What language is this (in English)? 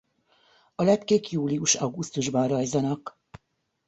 Hungarian